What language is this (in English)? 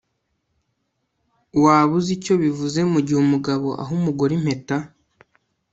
Kinyarwanda